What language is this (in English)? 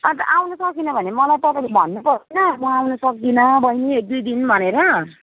Nepali